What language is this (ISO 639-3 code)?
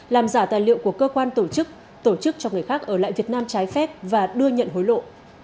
vie